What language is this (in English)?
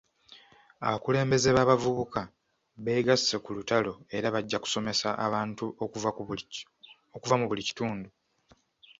Ganda